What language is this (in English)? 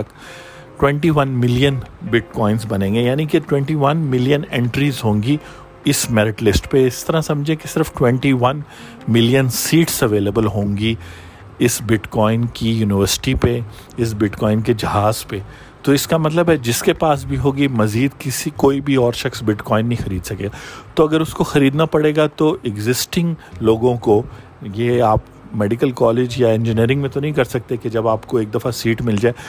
Urdu